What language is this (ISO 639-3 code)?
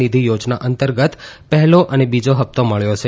guj